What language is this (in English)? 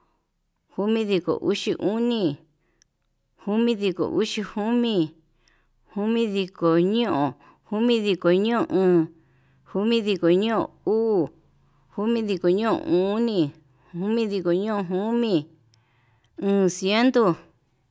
Yutanduchi Mixtec